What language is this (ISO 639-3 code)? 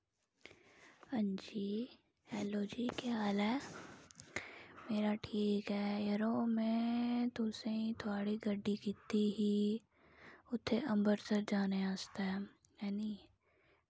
doi